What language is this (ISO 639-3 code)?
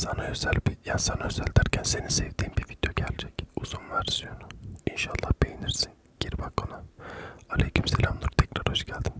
tur